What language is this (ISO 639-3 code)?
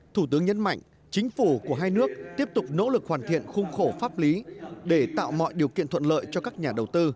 vie